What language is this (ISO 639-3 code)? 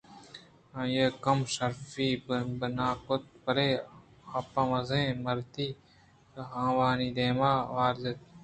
bgp